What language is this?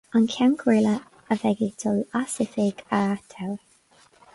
Irish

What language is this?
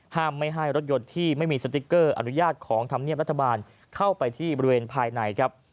Thai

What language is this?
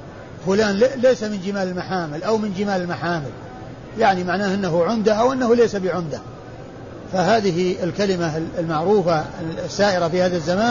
Arabic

